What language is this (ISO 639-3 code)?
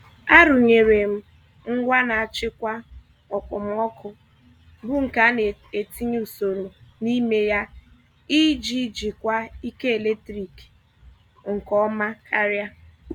ibo